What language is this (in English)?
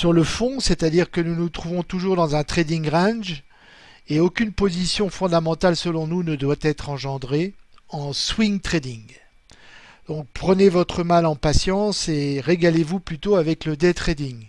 French